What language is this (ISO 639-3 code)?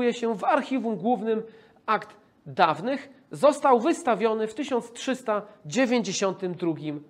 pol